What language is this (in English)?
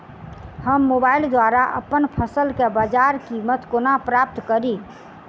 Maithili